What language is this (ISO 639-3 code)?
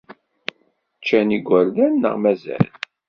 kab